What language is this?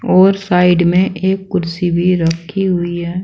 Hindi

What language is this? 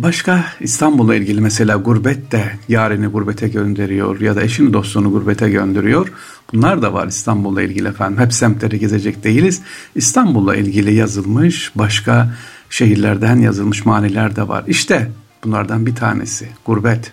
Turkish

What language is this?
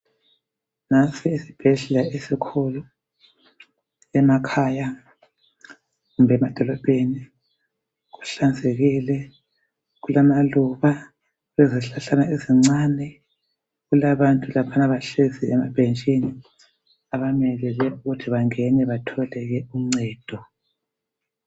North Ndebele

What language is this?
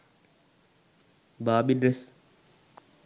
Sinhala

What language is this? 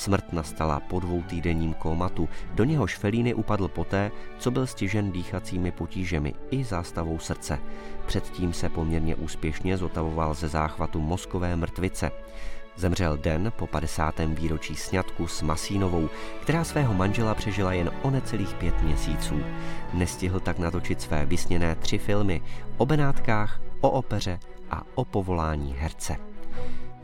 Czech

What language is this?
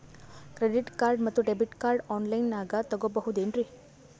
Kannada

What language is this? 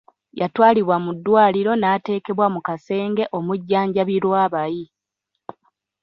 Ganda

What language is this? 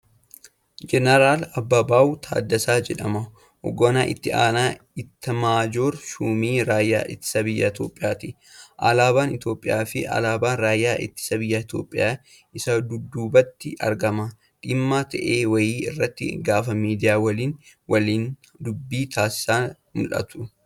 Oromo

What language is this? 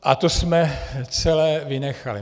Czech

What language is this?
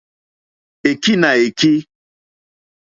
Mokpwe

